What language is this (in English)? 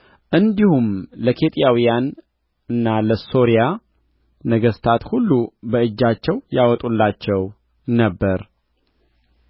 Amharic